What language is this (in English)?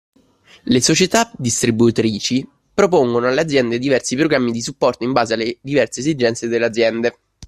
Italian